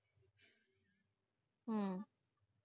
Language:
Punjabi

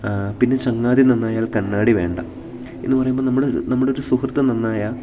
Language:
Malayalam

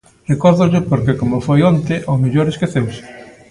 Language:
Galician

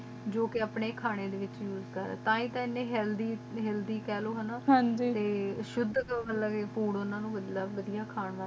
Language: Punjabi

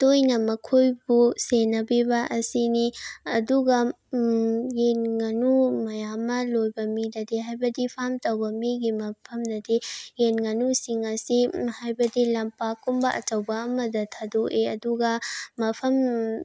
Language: Manipuri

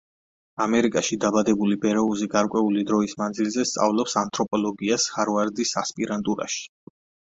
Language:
Georgian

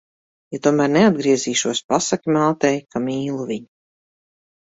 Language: Latvian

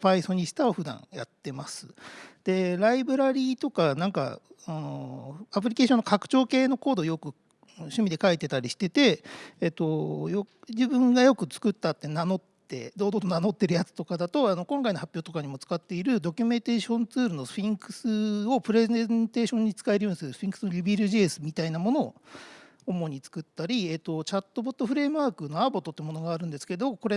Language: Japanese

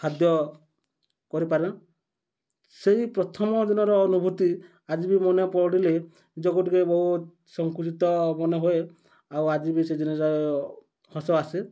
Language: Odia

